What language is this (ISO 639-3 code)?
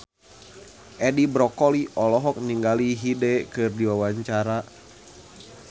sun